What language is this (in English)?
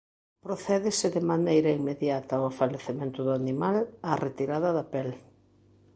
Galician